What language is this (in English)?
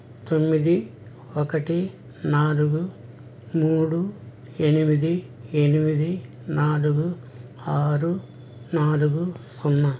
Telugu